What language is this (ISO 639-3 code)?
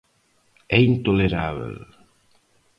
glg